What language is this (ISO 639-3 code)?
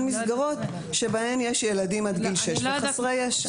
heb